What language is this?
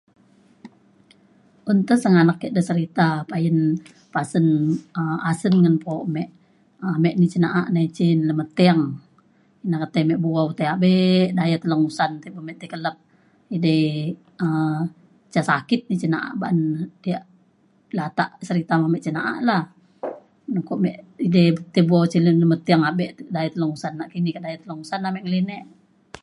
Mainstream Kenyah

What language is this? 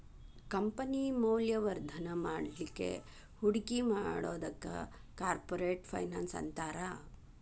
Kannada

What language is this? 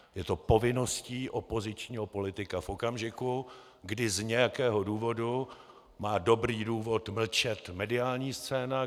Czech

